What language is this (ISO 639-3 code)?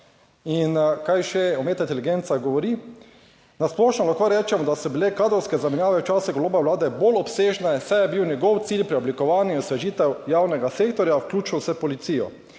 slv